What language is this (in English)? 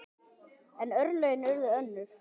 Icelandic